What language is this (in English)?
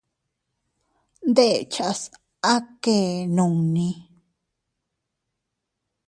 Teutila Cuicatec